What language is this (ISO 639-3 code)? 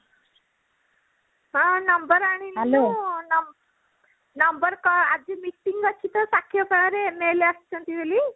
ori